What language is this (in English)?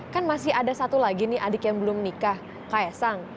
Indonesian